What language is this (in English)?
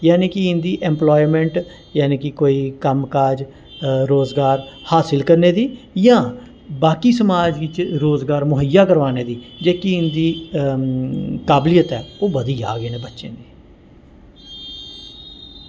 Dogri